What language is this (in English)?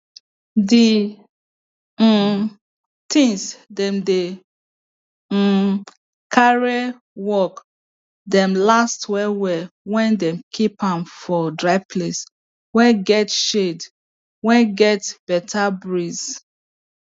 Nigerian Pidgin